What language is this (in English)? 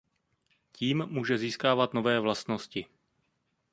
Czech